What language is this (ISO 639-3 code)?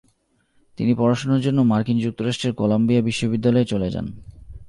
ben